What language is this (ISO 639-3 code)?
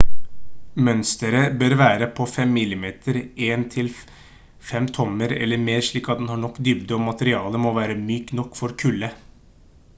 nob